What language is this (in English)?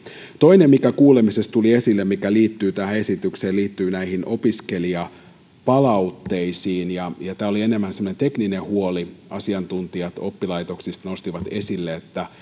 Finnish